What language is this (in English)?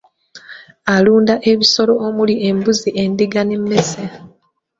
Ganda